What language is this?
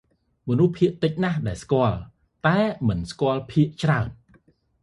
Khmer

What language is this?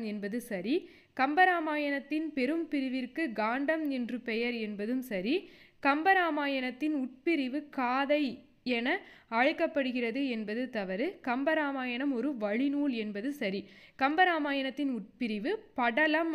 Tamil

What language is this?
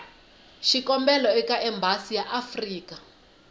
Tsonga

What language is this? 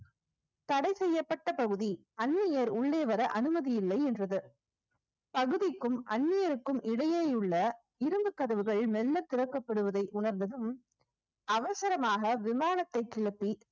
Tamil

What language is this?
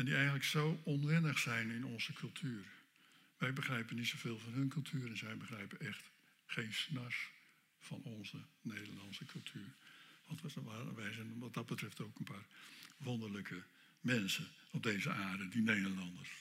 Dutch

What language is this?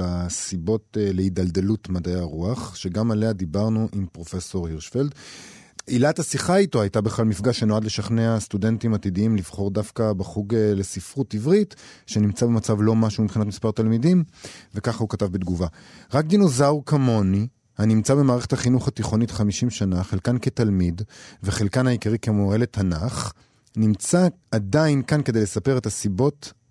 Hebrew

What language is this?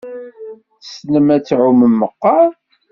Kabyle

